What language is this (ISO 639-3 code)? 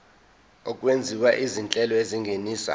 zul